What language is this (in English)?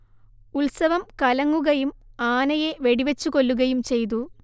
Malayalam